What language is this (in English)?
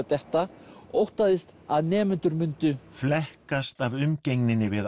Icelandic